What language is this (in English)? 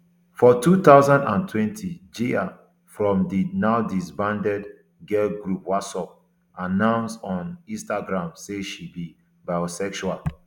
Nigerian Pidgin